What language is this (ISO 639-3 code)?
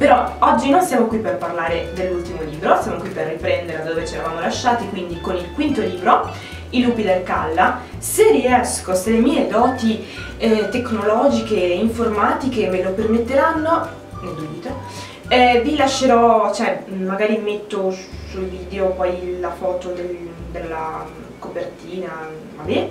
ita